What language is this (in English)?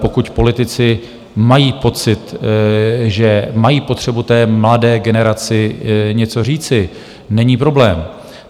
Czech